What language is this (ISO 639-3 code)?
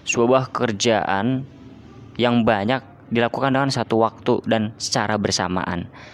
ind